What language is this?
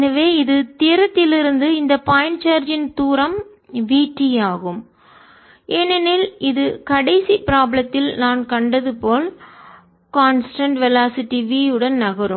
Tamil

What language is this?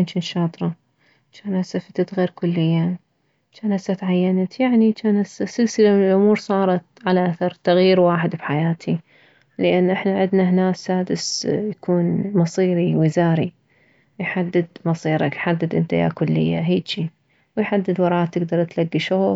Mesopotamian Arabic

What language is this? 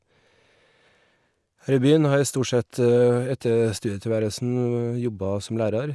Norwegian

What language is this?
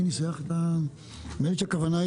Hebrew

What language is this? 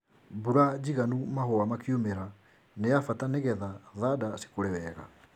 Kikuyu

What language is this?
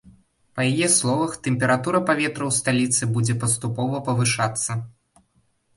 Belarusian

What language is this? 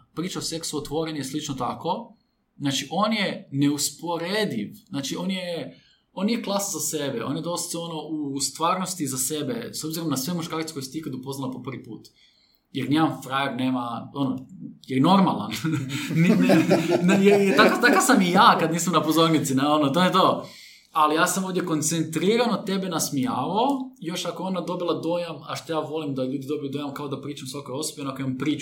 Croatian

